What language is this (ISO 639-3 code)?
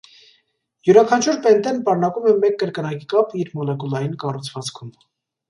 hye